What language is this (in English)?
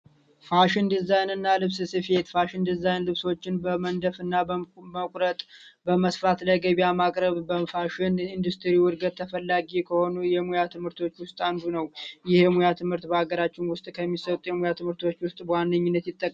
Amharic